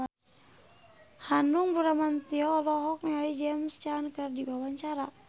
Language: Sundanese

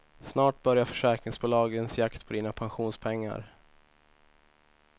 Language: Swedish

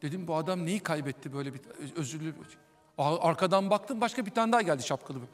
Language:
Turkish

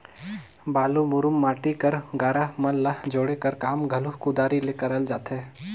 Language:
Chhattisgarhi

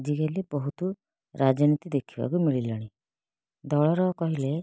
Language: Odia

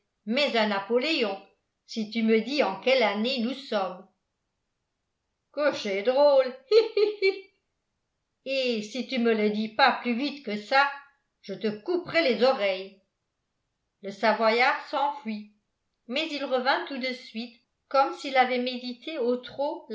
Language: French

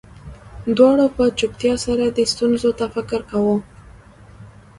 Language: Pashto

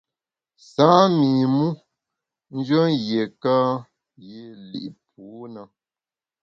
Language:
Bamun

